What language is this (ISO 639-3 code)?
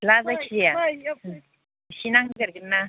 brx